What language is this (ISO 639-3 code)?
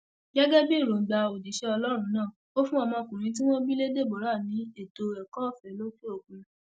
yor